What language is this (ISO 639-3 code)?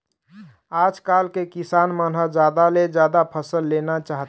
hne